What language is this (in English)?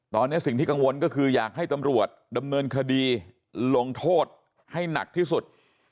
Thai